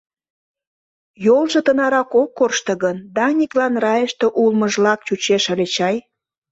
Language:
Mari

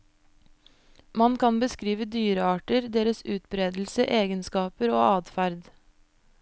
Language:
Norwegian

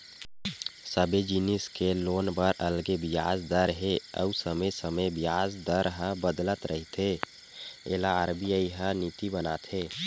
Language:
Chhattisgarhi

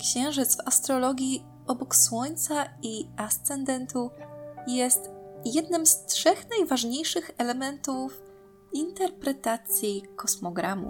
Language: Polish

